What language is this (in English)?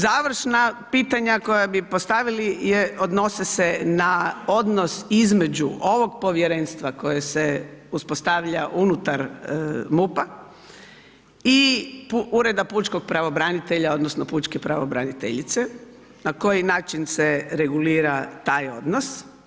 Croatian